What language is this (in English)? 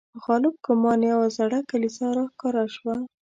Pashto